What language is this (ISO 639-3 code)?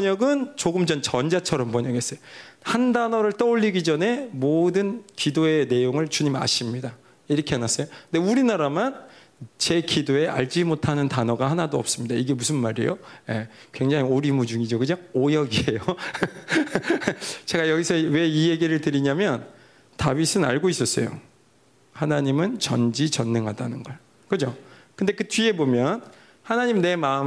kor